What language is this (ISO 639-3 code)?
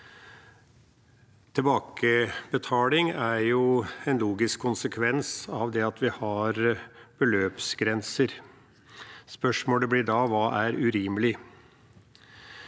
nor